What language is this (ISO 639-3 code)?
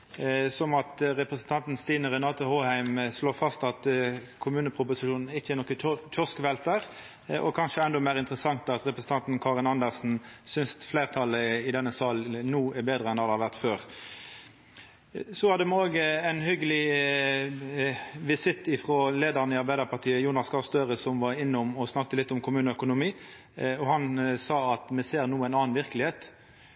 nno